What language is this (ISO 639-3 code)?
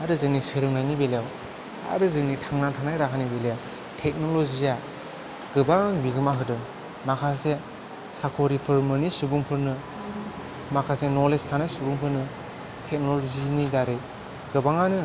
brx